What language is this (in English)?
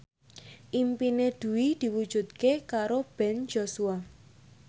Javanese